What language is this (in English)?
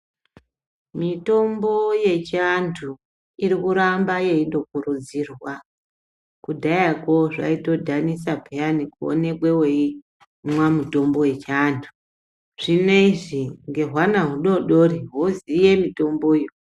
Ndau